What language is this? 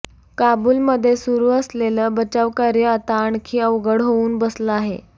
Marathi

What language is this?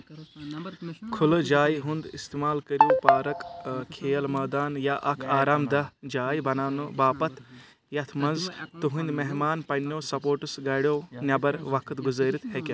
Kashmiri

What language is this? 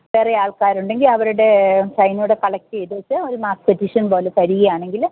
Malayalam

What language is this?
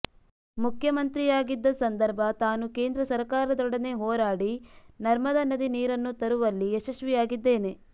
Kannada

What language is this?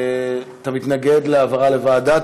Hebrew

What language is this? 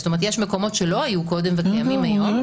Hebrew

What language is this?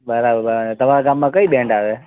Gujarati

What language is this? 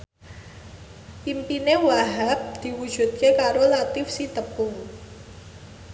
Javanese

